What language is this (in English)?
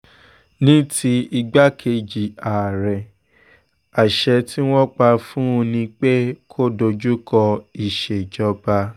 Yoruba